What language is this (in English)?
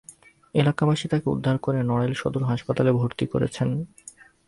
Bangla